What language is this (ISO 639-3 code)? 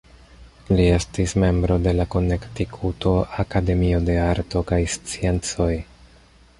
epo